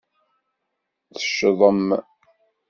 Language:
Kabyle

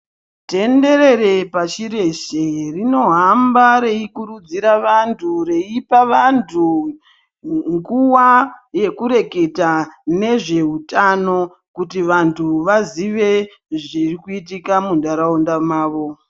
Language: Ndau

